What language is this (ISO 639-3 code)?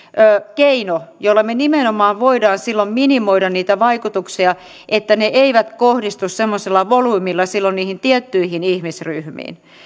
fin